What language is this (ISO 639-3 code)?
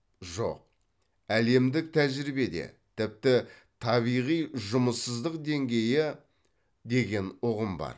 kaz